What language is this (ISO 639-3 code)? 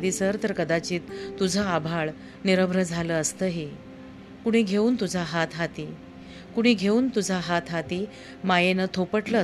mar